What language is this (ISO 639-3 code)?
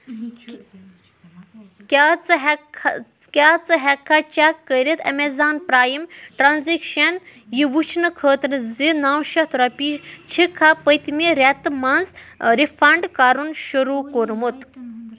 kas